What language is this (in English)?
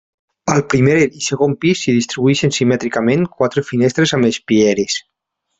Catalan